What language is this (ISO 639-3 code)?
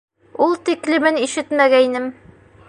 bak